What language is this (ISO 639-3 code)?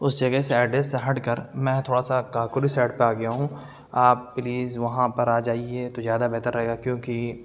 urd